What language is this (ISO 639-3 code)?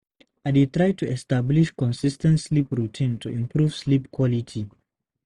pcm